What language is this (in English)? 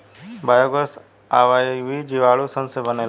Bhojpuri